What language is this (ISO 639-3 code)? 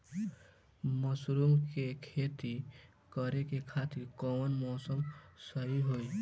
bho